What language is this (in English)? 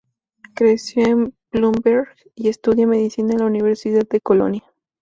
Spanish